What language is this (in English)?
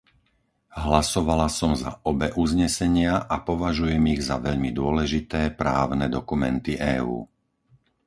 Slovak